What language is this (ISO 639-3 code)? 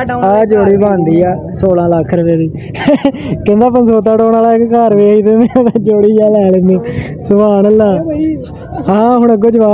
pan